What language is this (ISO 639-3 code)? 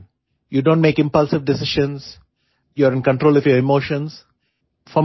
guj